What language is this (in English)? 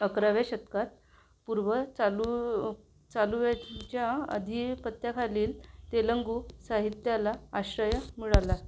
Marathi